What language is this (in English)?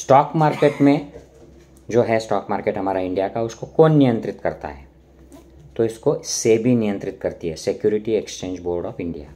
Hindi